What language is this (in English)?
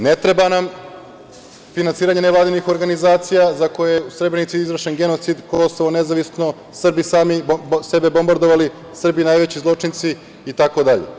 Serbian